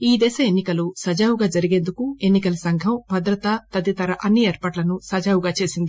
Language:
Telugu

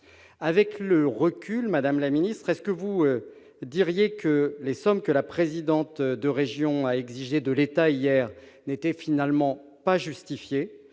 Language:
French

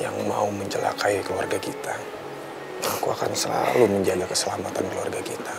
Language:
Indonesian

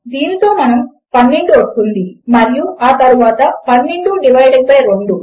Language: Telugu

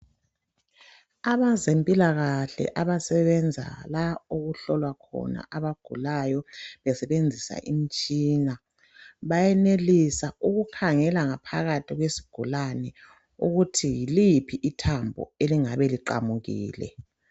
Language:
North Ndebele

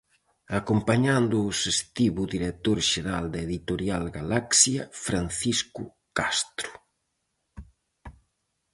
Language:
Galician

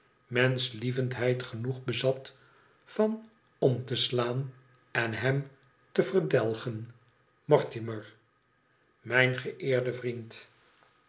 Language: Dutch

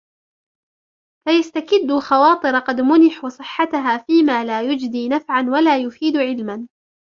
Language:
Arabic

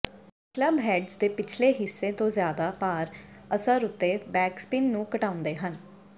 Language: Punjabi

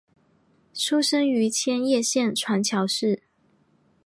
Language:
Chinese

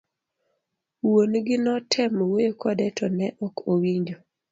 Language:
Luo (Kenya and Tanzania)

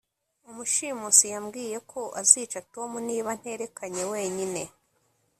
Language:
Kinyarwanda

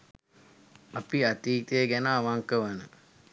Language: Sinhala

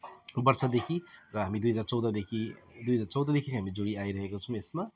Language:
Nepali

